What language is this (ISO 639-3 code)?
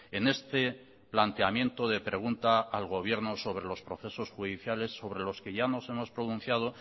spa